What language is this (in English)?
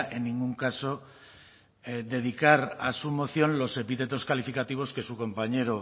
Spanish